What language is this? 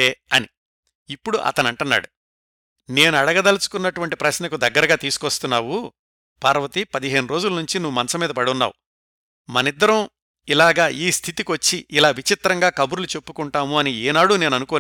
Telugu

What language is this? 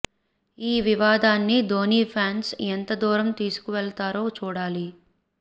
Telugu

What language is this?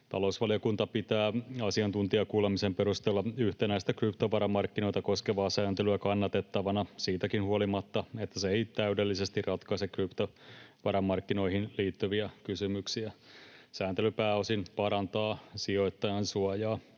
Finnish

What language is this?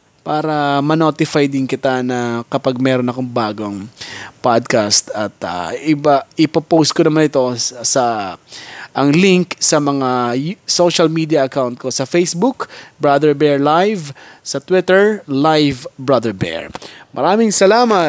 Filipino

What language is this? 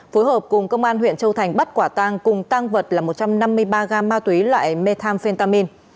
Vietnamese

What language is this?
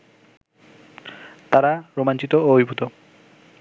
Bangla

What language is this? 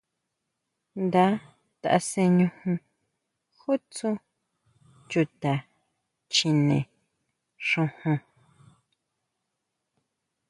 Huautla Mazatec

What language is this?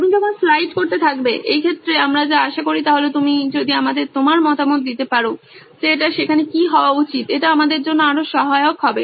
Bangla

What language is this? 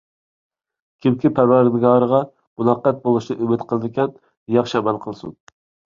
Uyghur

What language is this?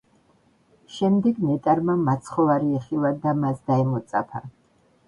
Georgian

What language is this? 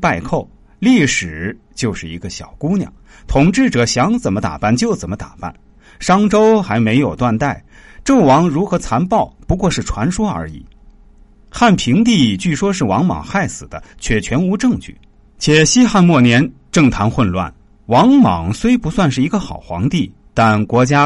Chinese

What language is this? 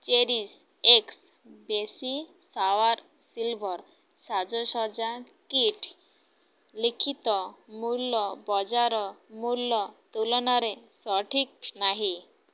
Odia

